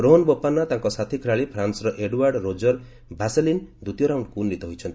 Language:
Odia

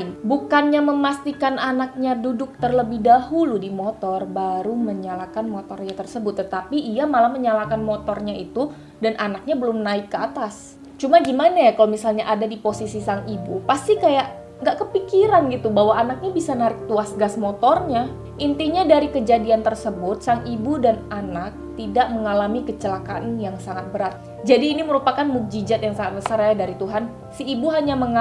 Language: Indonesian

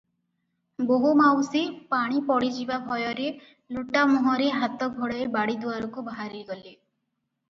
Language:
Odia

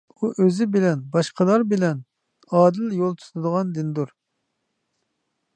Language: Uyghur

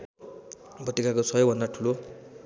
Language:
Nepali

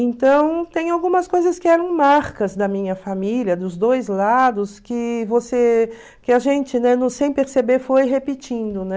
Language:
Portuguese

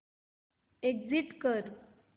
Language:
Marathi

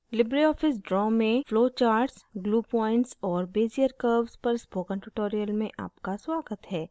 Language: Hindi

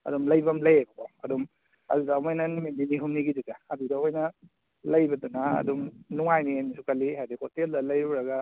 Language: Manipuri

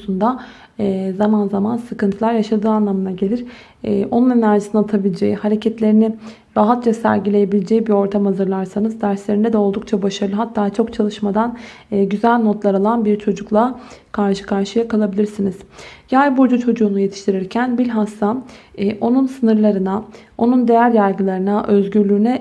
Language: Turkish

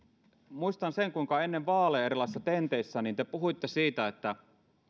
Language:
Finnish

